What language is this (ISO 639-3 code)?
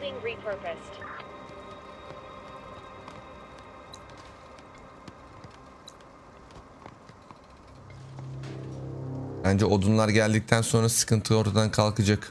tur